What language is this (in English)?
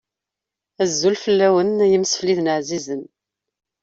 Kabyle